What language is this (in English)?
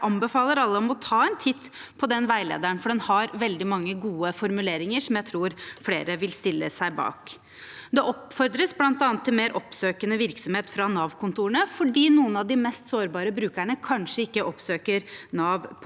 Norwegian